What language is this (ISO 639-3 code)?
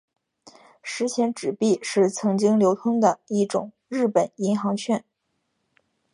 zho